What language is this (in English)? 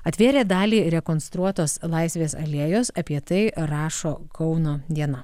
Lithuanian